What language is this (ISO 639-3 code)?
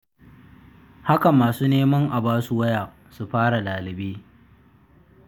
hau